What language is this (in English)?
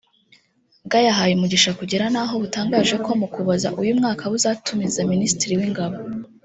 Kinyarwanda